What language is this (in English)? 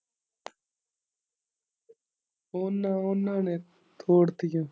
Punjabi